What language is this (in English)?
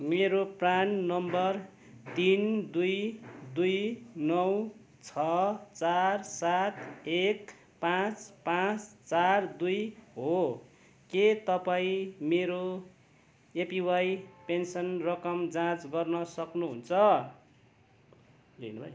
Nepali